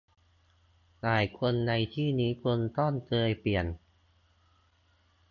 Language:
Thai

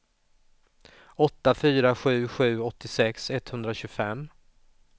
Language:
Swedish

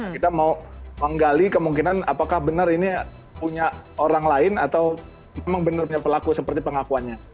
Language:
Indonesian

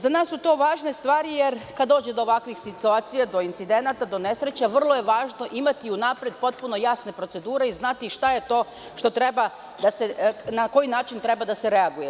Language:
Serbian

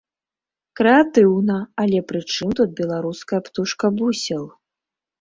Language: Belarusian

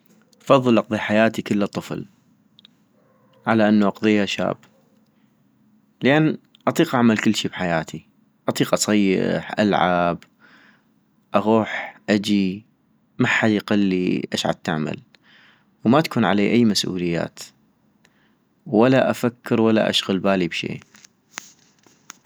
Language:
North Mesopotamian Arabic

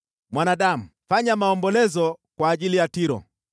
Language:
Swahili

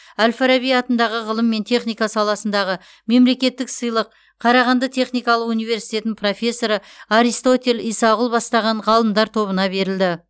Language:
Kazakh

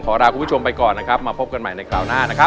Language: Thai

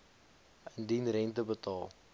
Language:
Afrikaans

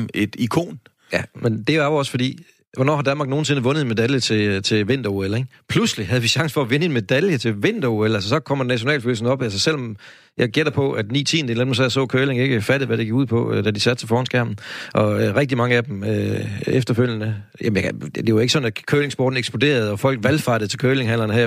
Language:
Danish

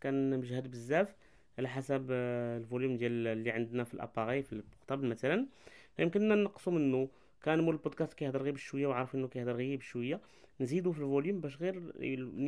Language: Arabic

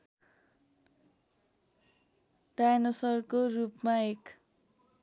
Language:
Nepali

